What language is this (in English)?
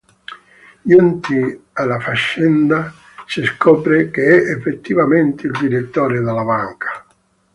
Italian